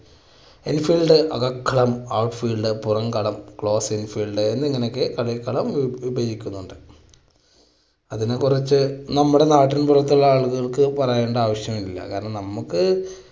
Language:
Malayalam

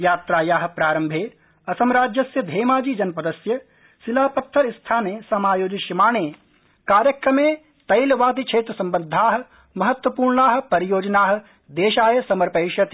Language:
Sanskrit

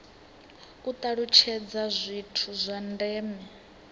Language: Venda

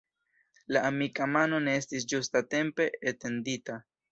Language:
Esperanto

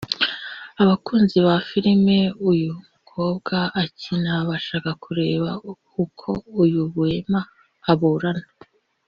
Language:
Kinyarwanda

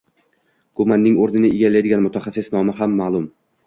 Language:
Uzbek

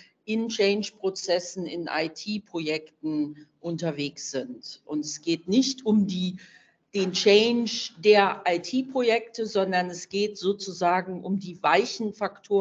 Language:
German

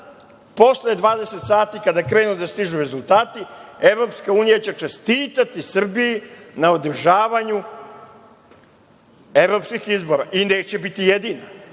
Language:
Serbian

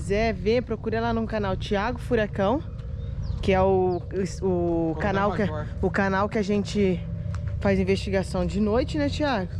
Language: Portuguese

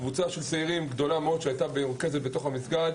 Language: Hebrew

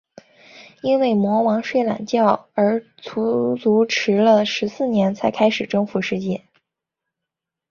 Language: Chinese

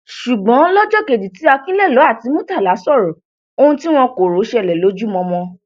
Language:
Yoruba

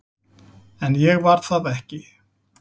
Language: Icelandic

